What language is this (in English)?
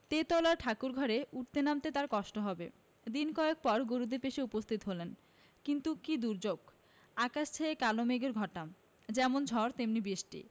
Bangla